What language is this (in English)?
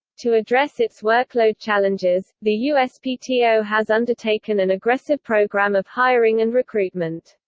English